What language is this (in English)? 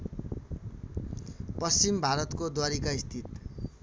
Nepali